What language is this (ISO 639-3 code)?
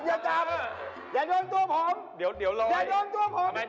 tha